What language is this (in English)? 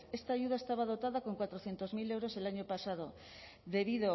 Spanish